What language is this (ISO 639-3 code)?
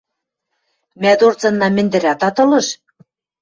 mrj